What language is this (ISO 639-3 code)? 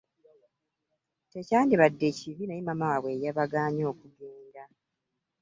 lug